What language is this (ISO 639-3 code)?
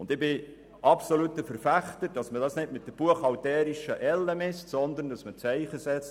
gsw